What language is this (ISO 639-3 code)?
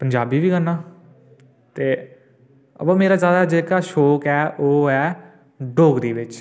doi